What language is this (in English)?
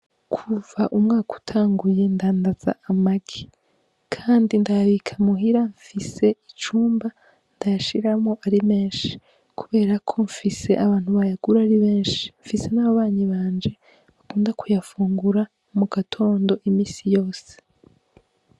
Rundi